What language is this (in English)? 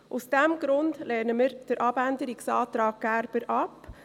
Swiss German